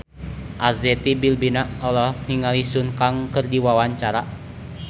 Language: Sundanese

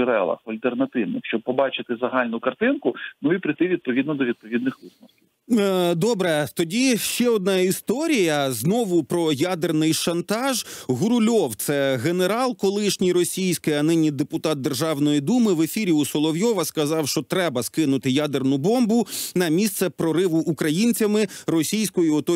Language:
Ukrainian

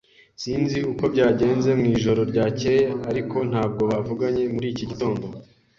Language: Kinyarwanda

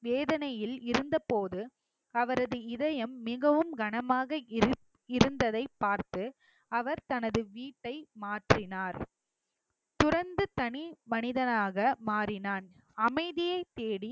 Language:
Tamil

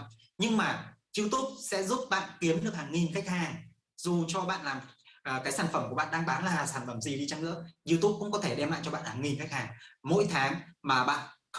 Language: Vietnamese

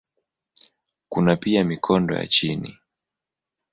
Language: Swahili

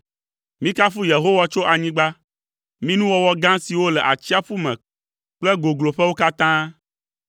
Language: Ewe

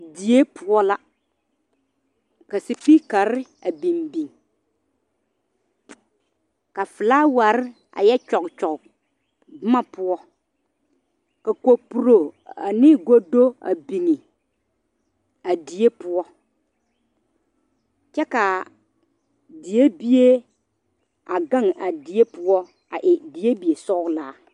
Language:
Southern Dagaare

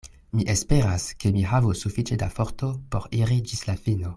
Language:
Esperanto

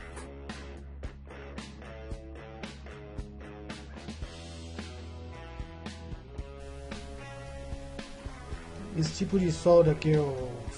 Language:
Portuguese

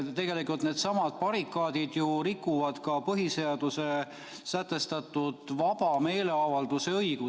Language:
Estonian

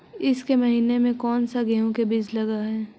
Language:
Magahi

